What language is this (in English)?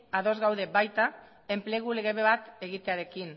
Basque